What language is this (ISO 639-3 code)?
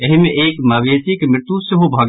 mai